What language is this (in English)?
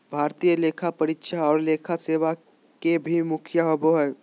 Magahi